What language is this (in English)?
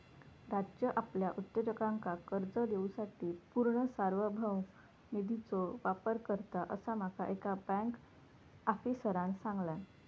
Marathi